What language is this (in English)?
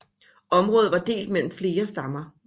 Danish